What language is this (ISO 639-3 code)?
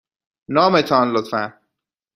fas